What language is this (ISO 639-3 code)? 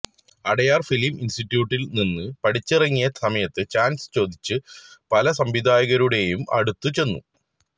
mal